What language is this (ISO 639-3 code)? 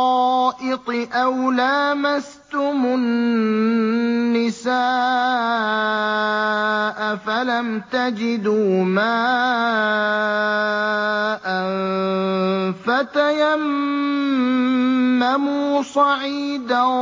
ara